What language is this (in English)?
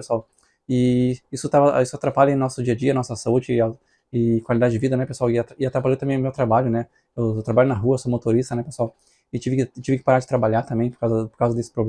Portuguese